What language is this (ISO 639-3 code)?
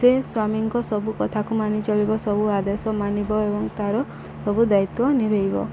ori